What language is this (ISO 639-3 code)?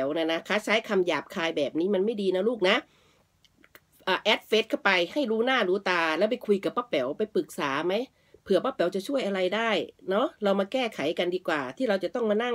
tha